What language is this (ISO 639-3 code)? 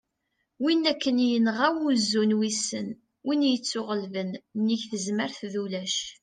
kab